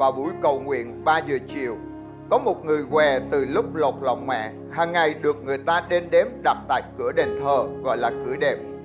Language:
Vietnamese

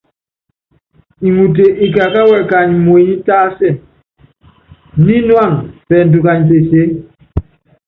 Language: Yangben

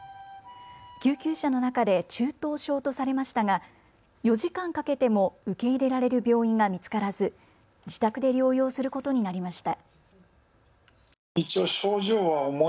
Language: Japanese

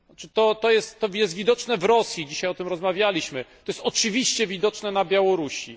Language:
Polish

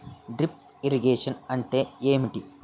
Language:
Telugu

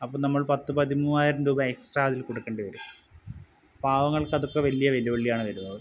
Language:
Malayalam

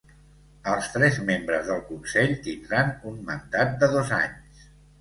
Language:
Catalan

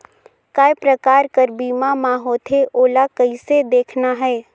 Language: Chhattisgarhi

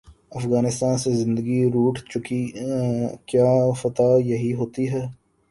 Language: Urdu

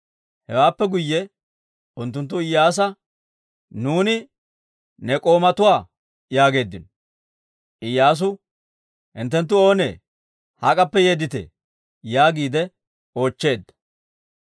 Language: Dawro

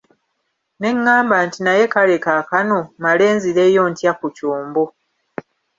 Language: Ganda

